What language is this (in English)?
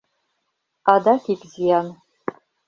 Mari